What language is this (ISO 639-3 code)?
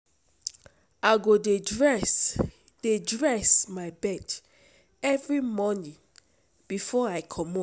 pcm